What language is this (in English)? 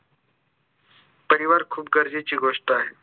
Marathi